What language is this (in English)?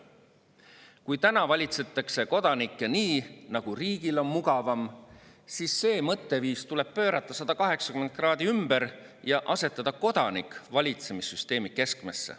Estonian